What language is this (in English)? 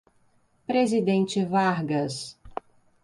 Portuguese